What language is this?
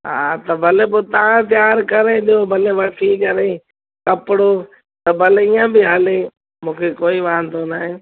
Sindhi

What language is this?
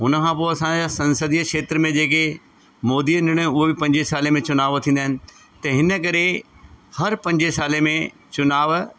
Sindhi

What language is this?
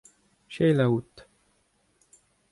Breton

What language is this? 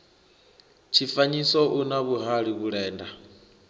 Venda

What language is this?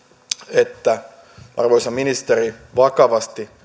Finnish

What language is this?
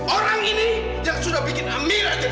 Indonesian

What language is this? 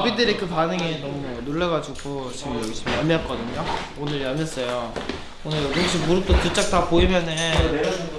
Korean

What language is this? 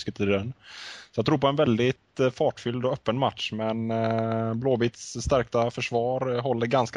Swedish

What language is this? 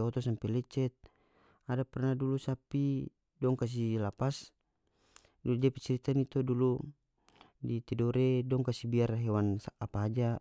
North Moluccan Malay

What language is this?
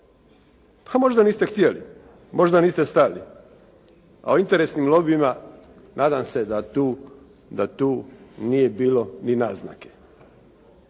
Croatian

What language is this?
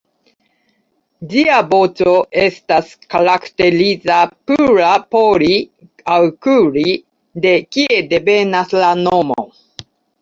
Esperanto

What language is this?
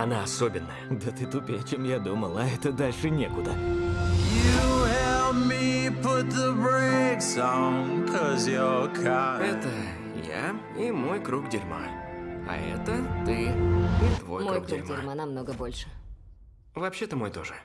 Russian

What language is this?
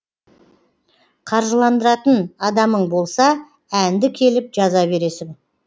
Kazakh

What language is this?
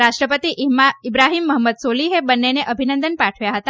Gujarati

